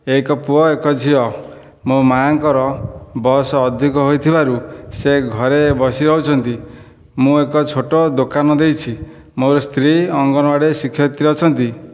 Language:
Odia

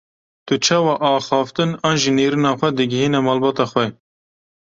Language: Kurdish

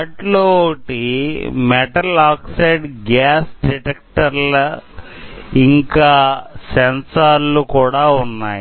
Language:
Telugu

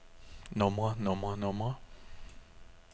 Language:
Danish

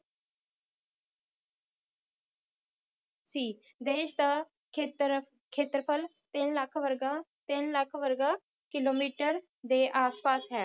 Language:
Punjabi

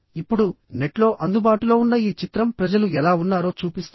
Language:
Telugu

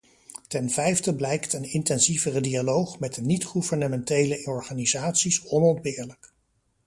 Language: Dutch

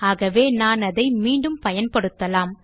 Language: Tamil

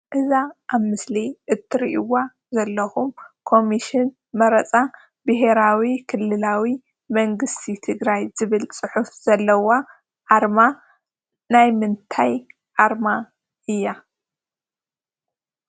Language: Tigrinya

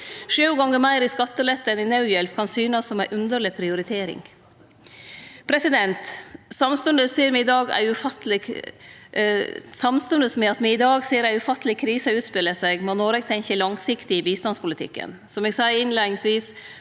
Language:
Norwegian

